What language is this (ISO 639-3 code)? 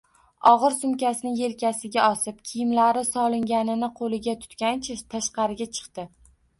uzb